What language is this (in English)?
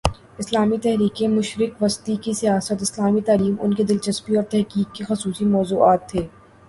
Urdu